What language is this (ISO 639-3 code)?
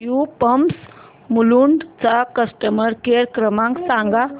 mar